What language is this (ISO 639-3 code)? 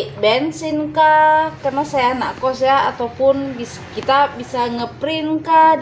ind